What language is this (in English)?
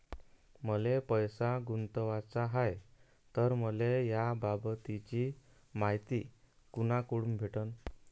Marathi